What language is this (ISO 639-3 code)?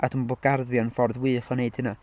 cym